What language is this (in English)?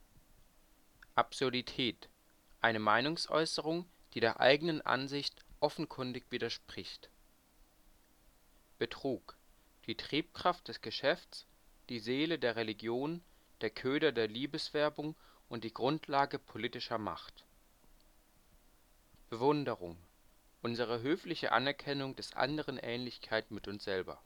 German